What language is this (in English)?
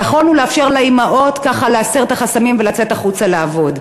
Hebrew